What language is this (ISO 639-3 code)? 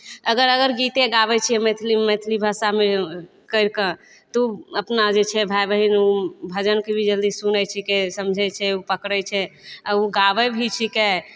mai